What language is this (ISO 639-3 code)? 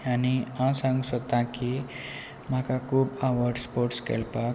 kok